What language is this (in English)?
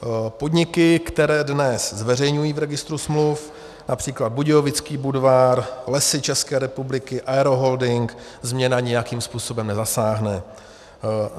Czech